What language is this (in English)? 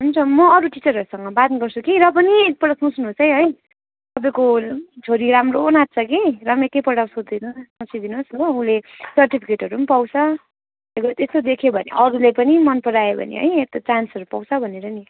Nepali